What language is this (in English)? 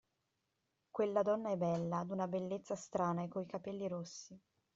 Italian